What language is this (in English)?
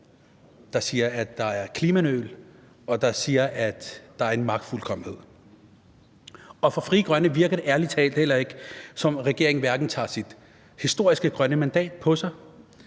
Danish